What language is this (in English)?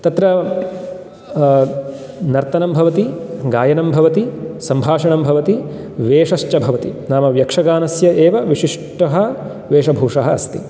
Sanskrit